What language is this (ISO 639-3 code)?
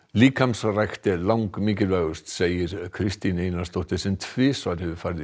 isl